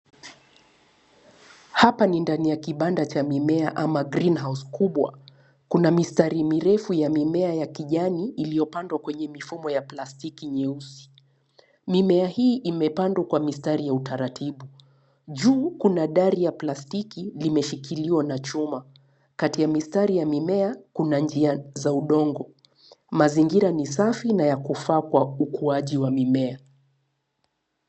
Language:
Swahili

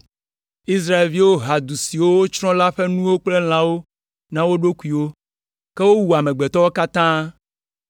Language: Ewe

